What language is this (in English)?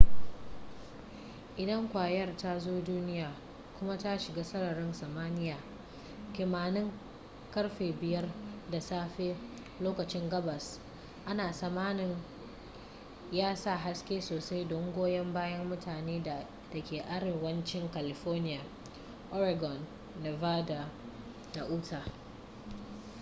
Hausa